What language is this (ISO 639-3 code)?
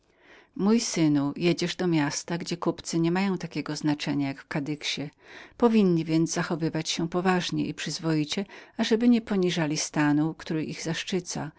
pol